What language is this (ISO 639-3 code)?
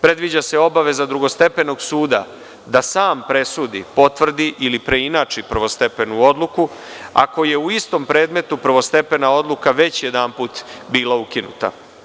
srp